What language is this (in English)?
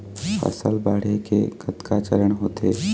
Chhattisgarhi